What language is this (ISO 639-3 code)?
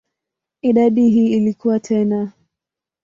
swa